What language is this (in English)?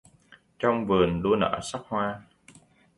Vietnamese